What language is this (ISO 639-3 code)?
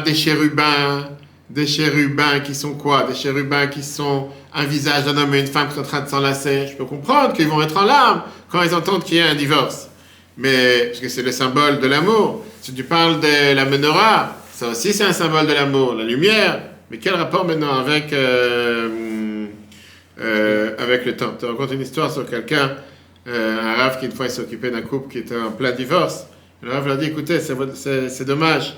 fra